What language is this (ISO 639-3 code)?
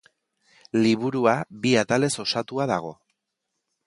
eus